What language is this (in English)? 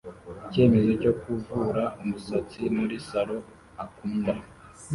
Kinyarwanda